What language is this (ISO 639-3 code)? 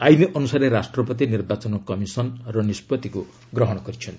ori